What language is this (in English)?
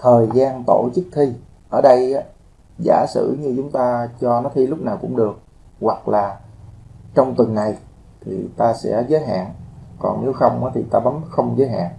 Vietnamese